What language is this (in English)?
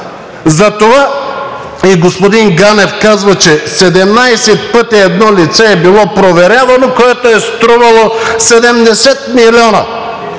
Bulgarian